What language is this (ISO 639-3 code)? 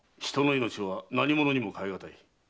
jpn